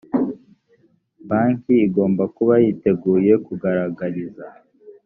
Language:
Kinyarwanda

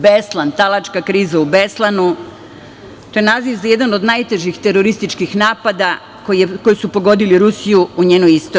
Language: Serbian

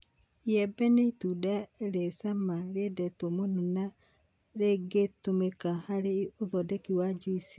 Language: Kikuyu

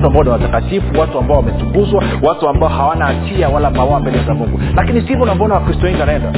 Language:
Swahili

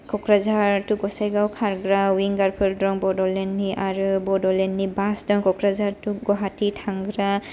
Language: Bodo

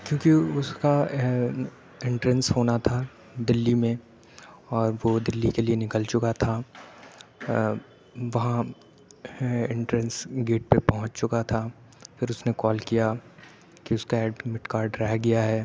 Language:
Urdu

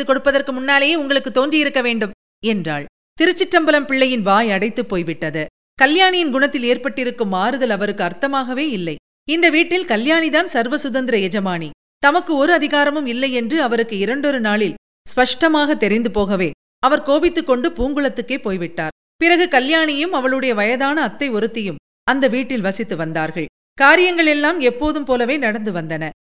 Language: Tamil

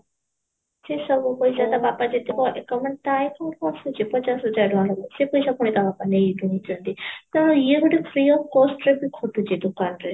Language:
Odia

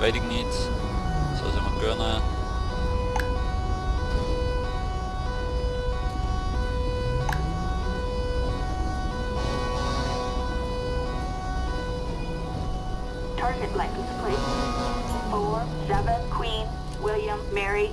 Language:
Dutch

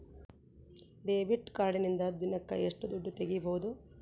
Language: Kannada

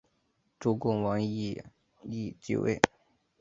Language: Chinese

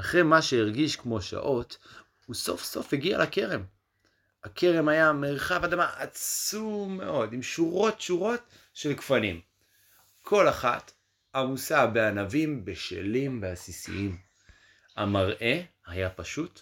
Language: Hebrew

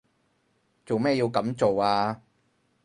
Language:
Cantonese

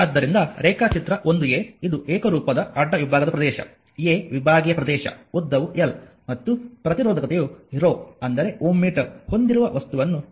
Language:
Kannada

